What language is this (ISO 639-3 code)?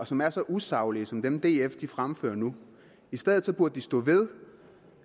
dan